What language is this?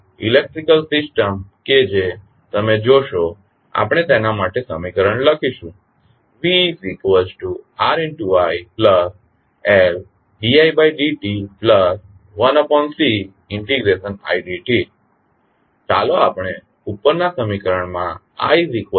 Gujarati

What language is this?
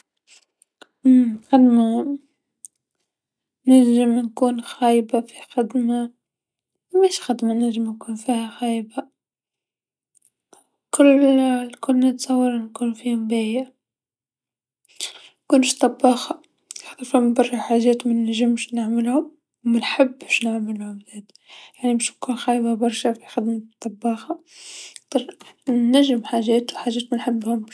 Tunisian Arabic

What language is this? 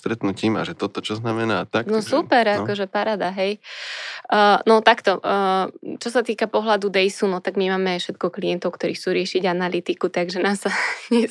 Slovak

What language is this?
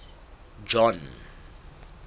Southern Sotho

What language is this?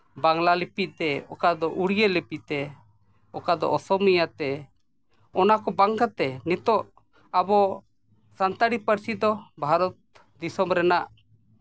Santali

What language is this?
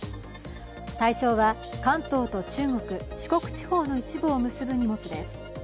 Japanese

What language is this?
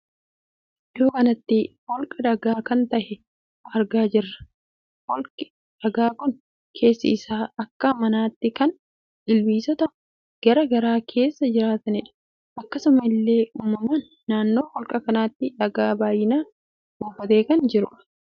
Oromo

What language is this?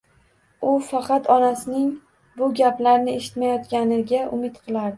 Uzbek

